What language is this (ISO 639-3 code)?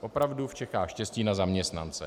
ces